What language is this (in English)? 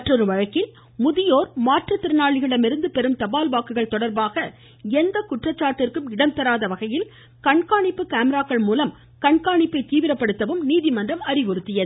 Tamil